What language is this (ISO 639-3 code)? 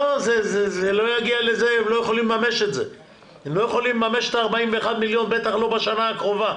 heb